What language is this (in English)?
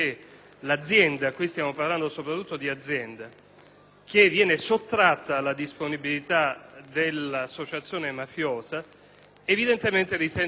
Italian